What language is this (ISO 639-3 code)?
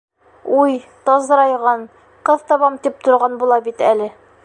bak